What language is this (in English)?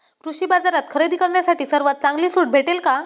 Marathi